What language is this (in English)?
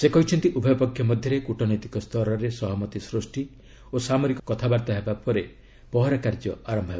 Odia